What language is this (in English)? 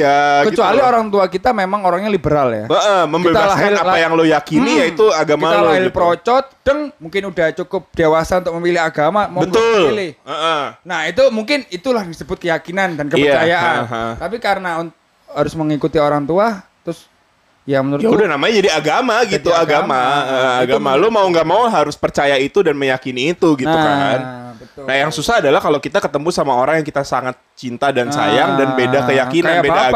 Indonesian